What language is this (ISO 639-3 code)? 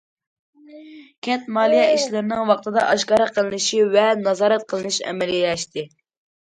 uig